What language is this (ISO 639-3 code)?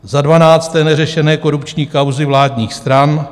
ces